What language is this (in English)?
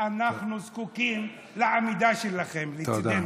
Hebrew